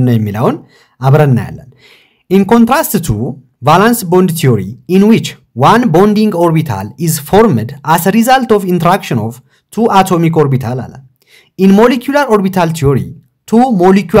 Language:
Arabic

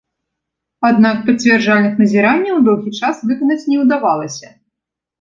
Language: Belarusian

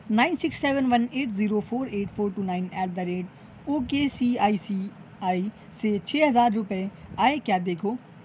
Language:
Urdu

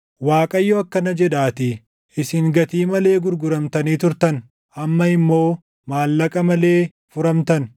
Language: Oromo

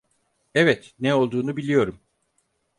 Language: Turkish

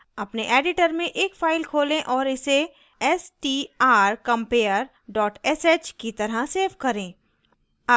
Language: Hindi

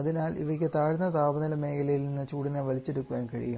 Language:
Malayalam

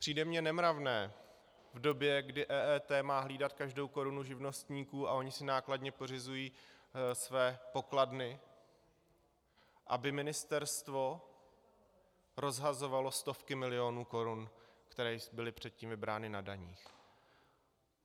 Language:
Czech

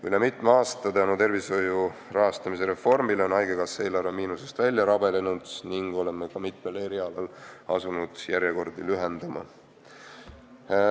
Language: Estonian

